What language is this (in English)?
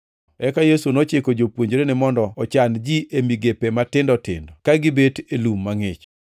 Luo (Kenya and Tanzania)